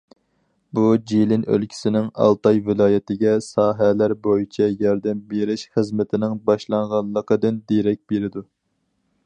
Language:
Uyghur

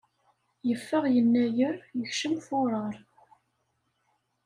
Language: Kabyle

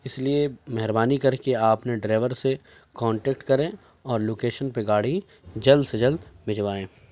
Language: Urdu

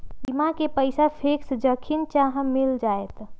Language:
Magahi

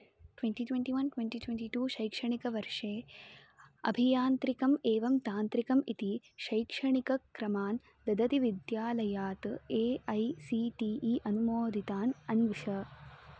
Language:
Sanskrit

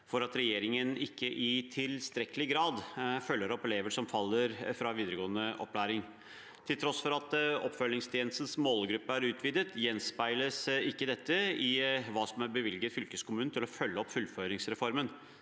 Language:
Norwegian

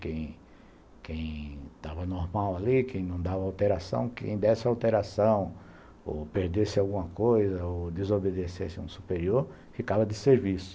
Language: Portuguese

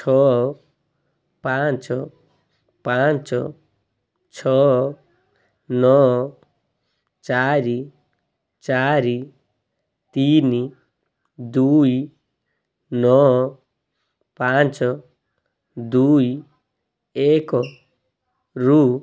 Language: Odia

